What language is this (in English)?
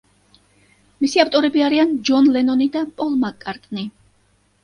Georgian